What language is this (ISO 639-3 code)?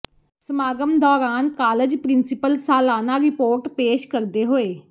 pan